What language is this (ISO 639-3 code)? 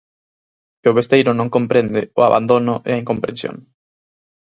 glg